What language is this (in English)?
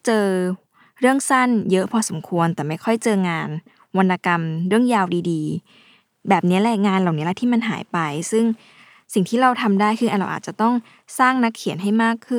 Thai